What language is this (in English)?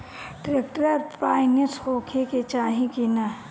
Bhojpuri